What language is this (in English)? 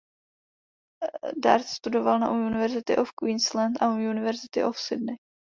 Czech